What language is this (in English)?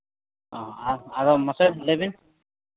Santali